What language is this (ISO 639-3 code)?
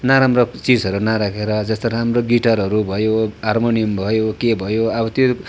nep